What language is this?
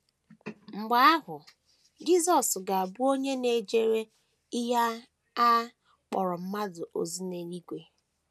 Igbo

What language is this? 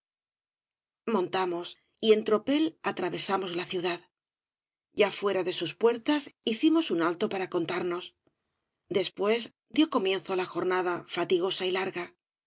Spanish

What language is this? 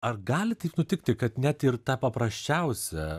Lithuanian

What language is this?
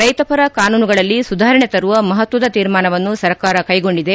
Kannada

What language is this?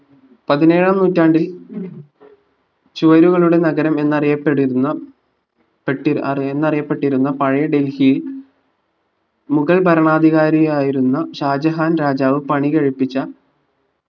Malayalam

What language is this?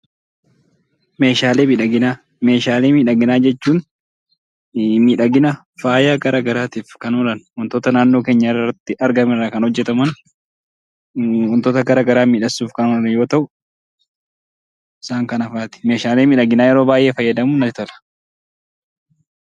Oromo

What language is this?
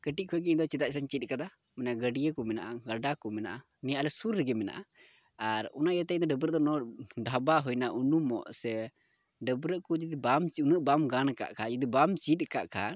Santali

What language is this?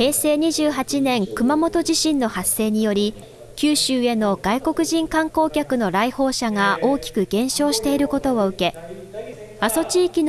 Japanese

